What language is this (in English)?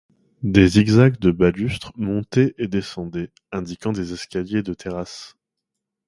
French